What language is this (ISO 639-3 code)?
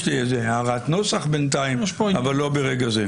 heb